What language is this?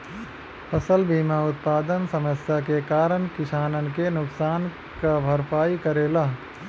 Bhojpuri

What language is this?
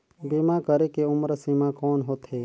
Chhattisgarhi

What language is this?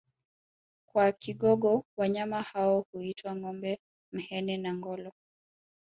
Swahili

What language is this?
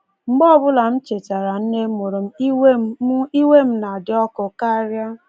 Igbo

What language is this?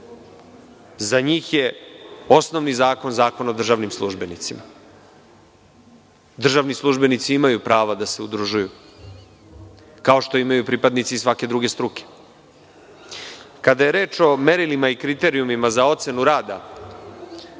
Serbian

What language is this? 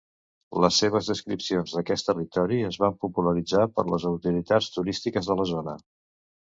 Catalan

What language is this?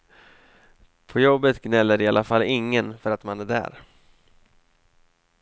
Swedish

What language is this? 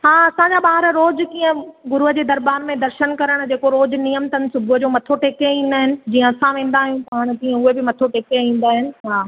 Sindhi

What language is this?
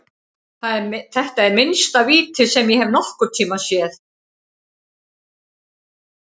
Icelandic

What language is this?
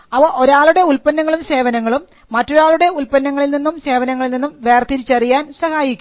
Malayalam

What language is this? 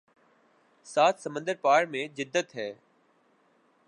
Urdu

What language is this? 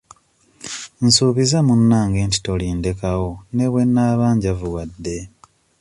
Ganda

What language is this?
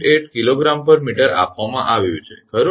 Gujarati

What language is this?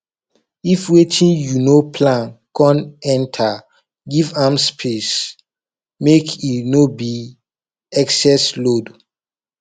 Nigerian Pidgin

